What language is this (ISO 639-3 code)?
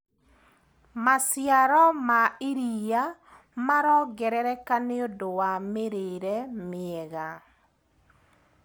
kik